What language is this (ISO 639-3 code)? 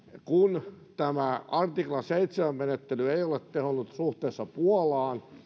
fin